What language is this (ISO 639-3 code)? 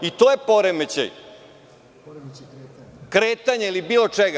srp